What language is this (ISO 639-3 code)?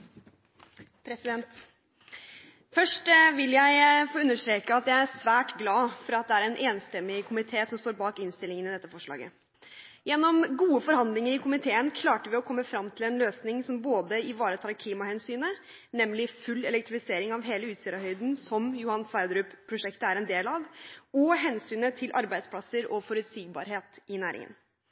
nob